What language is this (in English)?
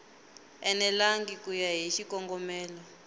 Tsonga